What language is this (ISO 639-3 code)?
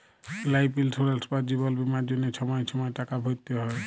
ben